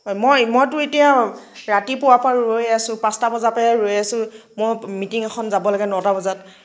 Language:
Assamese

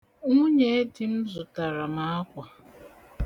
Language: Igbo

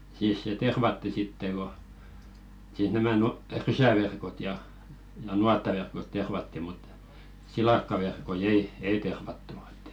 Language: Finnish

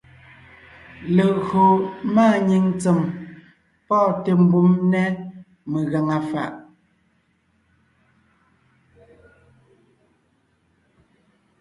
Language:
Ngiemboon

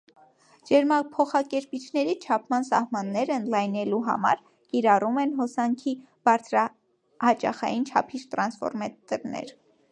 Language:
Armenian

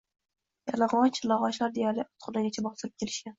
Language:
Uzbek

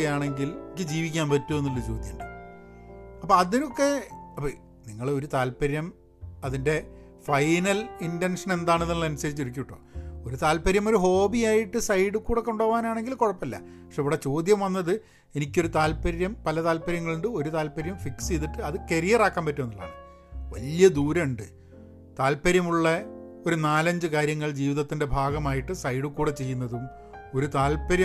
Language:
Malayalam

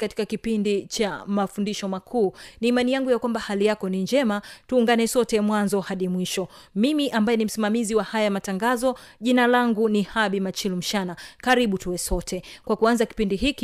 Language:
Swahili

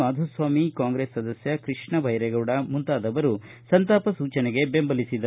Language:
Kannada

